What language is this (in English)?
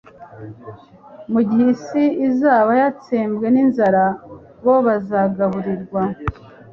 Kinyarwanda